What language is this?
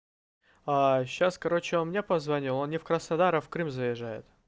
Russian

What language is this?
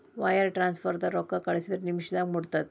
Kannada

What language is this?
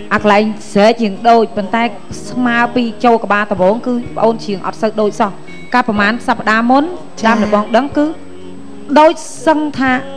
Thai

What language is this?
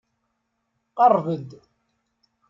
Kabyle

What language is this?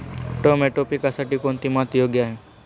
Marathi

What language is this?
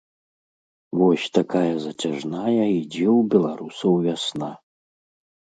Belarusian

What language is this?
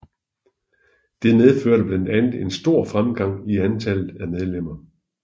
Danish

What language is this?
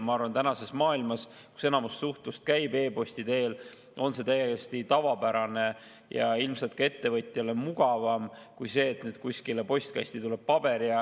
Estonian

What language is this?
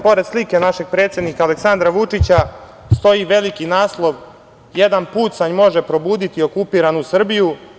Serbian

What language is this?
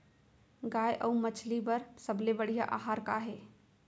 Chhattisgarhi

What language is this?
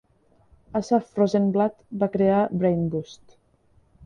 Catalan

